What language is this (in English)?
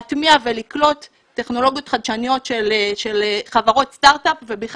Hebrew